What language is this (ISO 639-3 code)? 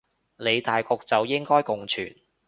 yue